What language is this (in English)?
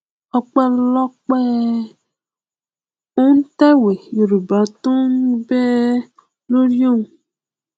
Yoruba